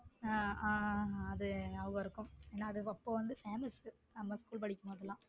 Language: Tamil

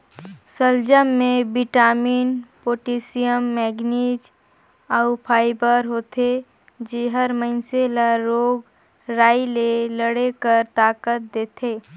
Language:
Chhattisgarhi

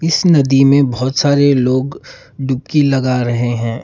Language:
Hindi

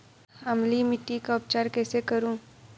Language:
Hindi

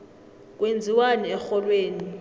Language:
South Ndebele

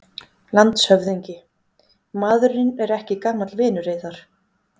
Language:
Icelandic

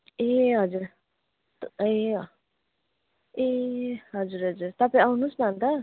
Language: Nepali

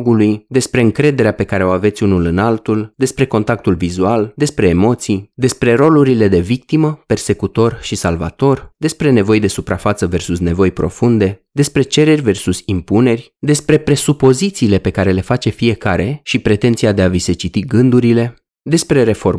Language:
Romanian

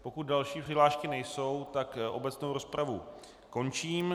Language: Czech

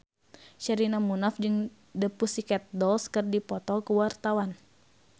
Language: Sundanese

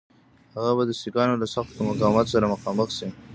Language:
Pashto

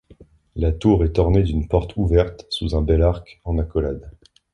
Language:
French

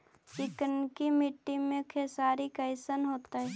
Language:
Magahi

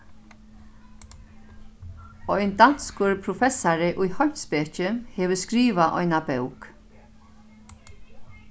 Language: Faroese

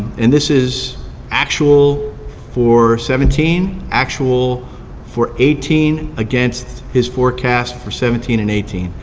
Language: English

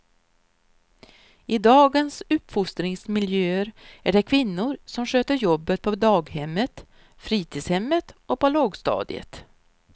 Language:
Swedish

